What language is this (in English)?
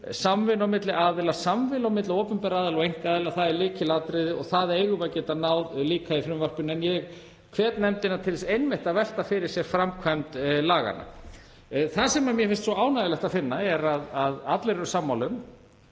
Icelandic